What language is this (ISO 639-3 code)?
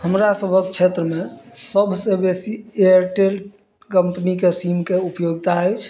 mai